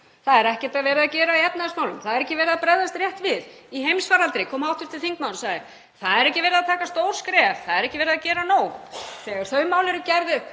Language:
Icelandic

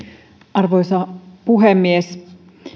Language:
Finnish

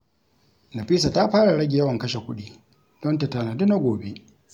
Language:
Hausa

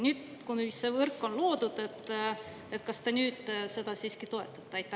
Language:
Estonian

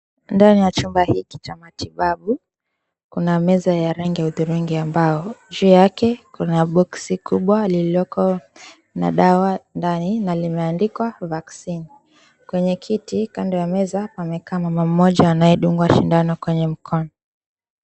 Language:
Swahili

